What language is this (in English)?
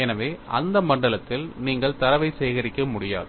Tamil